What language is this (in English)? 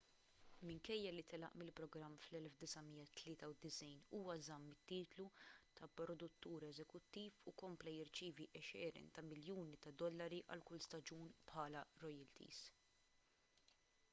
Maltese